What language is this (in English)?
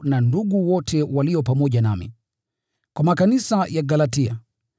Swahili